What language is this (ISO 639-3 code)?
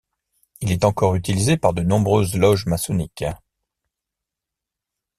fra